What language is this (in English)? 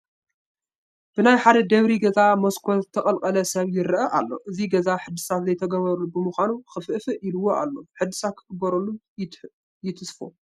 Tigrinya